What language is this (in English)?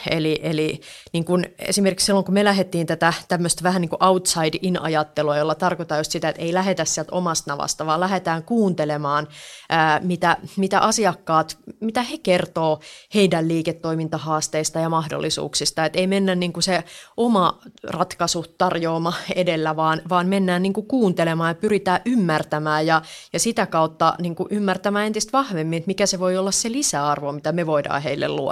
Finnish